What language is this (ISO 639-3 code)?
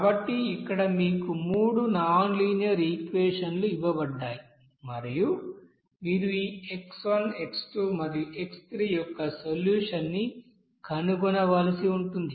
tel